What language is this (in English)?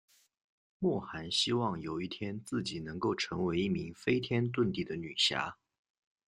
Chinese